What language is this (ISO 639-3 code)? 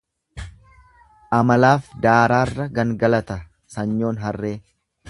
orm